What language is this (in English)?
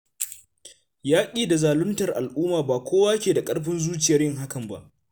Hausa